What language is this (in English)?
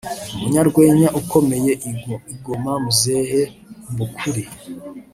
Kinyarwanda